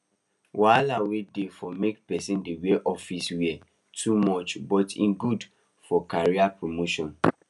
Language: Nigerian Pidgin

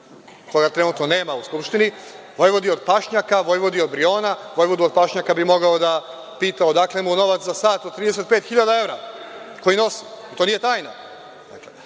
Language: Serbian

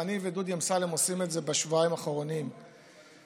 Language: Hebrew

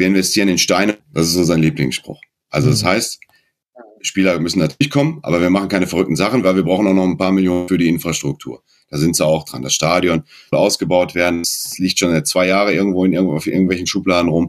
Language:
German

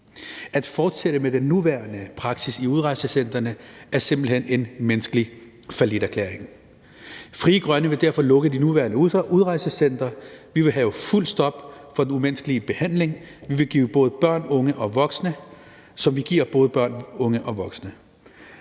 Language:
Danish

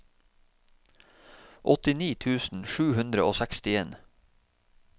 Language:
Norwegian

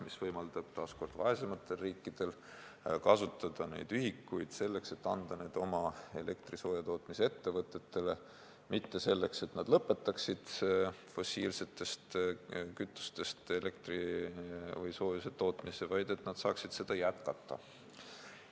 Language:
Estonian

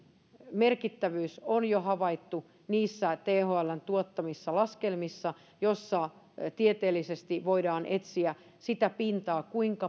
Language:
Finnish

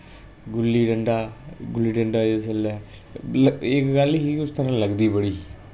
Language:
Dogri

